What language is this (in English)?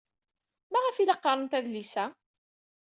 Kabyle